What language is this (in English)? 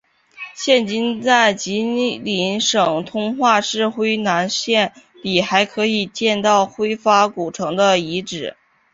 Chinese